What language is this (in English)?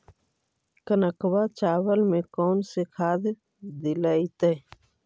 Magahi